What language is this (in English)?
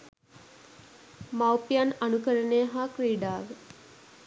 Sinhala